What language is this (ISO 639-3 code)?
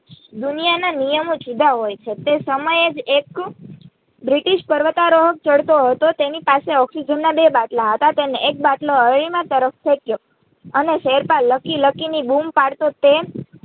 guj